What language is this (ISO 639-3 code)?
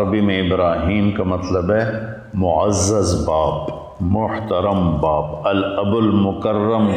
urd